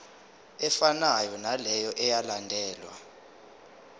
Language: Zulu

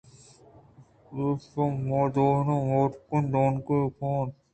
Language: Eastern Balochi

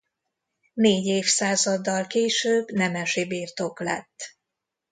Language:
Hungarian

